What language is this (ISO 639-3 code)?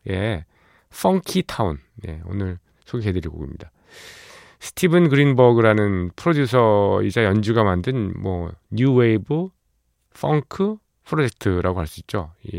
kor